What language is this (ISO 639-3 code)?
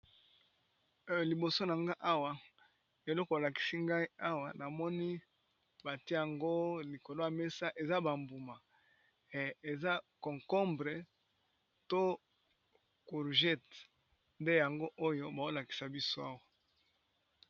lin